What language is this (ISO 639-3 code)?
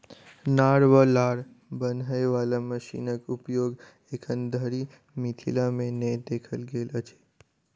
mai